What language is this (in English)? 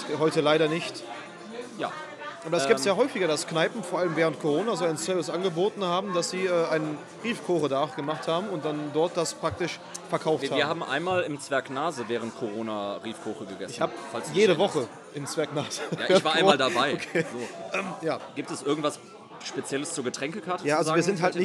German